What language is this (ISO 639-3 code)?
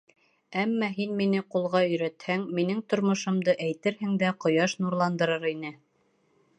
bak